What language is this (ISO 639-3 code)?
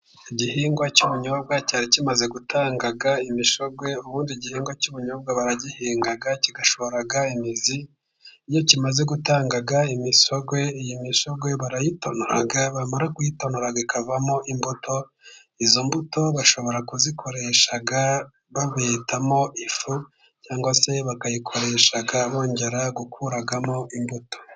kin